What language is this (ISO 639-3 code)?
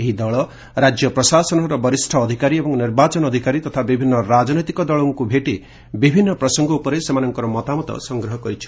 ori